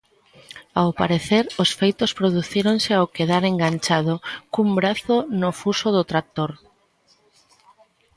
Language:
Galician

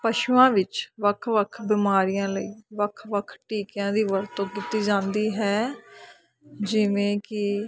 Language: Punjabi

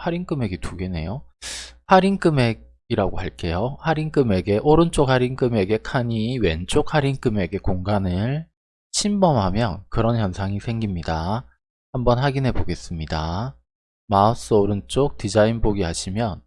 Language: Korean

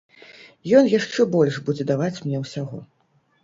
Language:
Belarusian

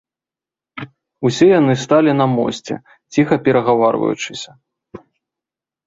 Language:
Belarusian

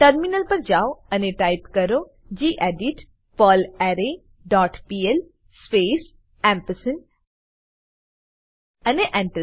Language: Gujarati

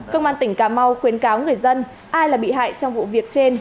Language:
Vietnamese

